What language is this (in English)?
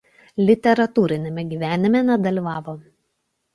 Lithuanian